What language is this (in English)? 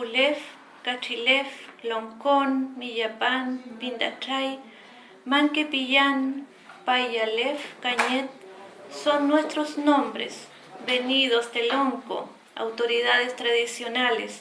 Spanish